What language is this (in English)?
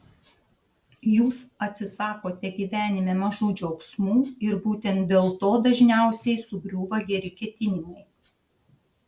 Lithuanian